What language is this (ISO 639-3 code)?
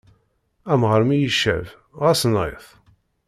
kab